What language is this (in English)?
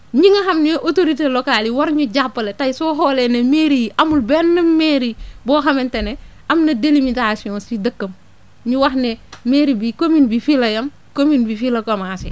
Wolof